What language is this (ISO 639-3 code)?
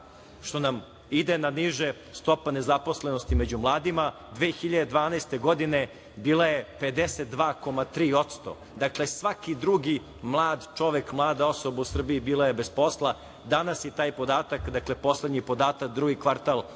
srp